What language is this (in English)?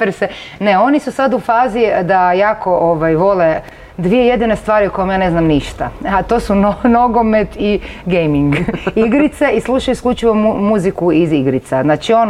Croatian